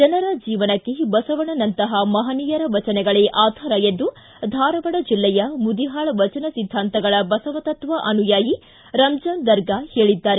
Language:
Kannada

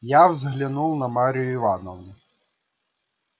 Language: Russian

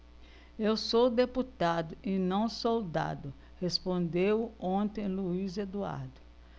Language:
Portuguese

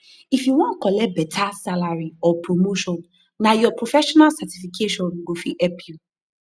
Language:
Nigerian Pidgin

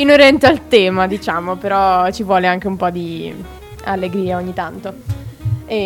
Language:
Italian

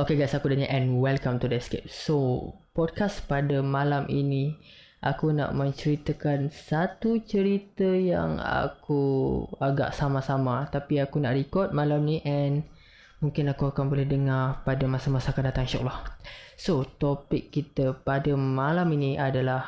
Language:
Malay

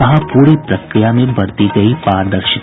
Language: Hindi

